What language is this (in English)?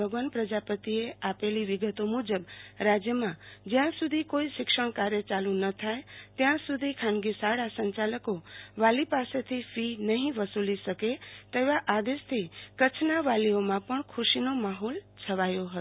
Gujarati